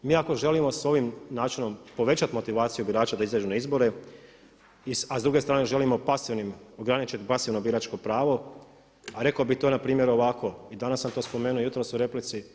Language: Croatian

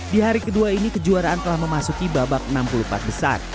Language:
Indonesian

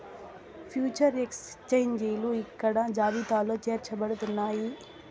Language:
Telugu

